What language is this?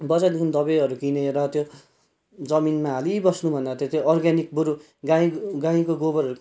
Nepali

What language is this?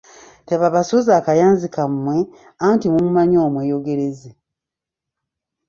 Ganda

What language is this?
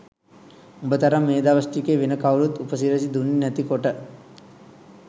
Sinhala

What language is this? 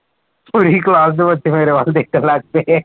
Punjabi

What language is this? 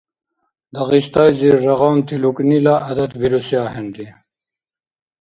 Dargwa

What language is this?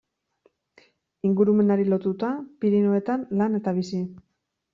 Basque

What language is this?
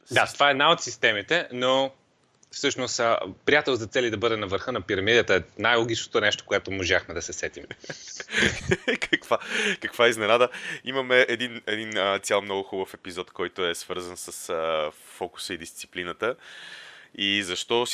Bulgarian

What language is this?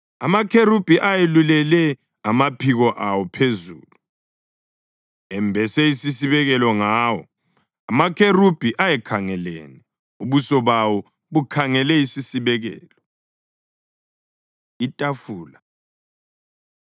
North Ndebele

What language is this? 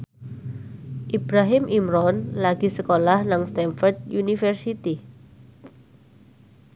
Javanese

